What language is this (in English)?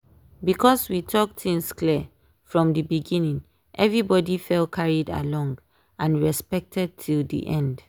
Nigerian Pidgin